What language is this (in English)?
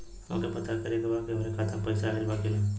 Bhojpuri